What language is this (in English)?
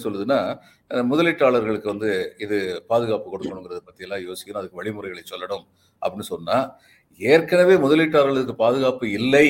Tamil